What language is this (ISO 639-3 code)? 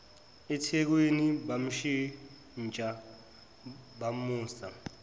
zul